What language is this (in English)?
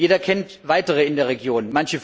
German